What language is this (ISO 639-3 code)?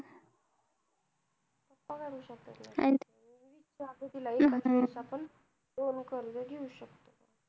mar